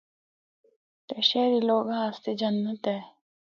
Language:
Northern Hindko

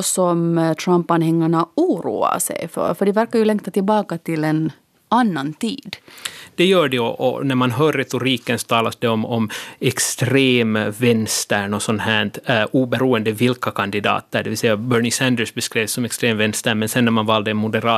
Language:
Swedish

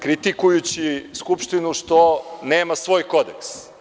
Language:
Serbian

